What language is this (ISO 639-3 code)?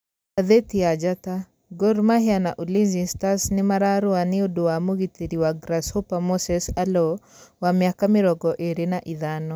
kik